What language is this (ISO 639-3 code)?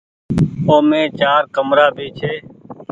gig